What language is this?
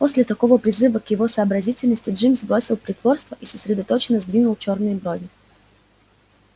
Russian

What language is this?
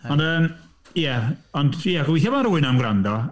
Welsh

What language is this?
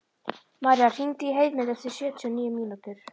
Icelandic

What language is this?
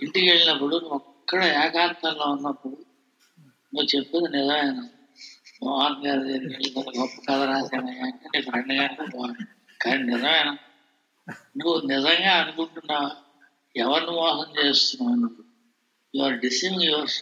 Telugu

